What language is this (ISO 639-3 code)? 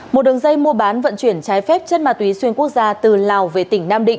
vie